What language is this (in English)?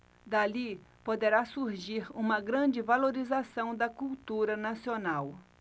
Portuguese